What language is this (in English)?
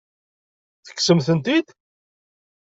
Kabyle